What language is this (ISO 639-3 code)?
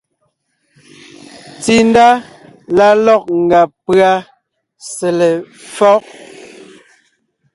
nnh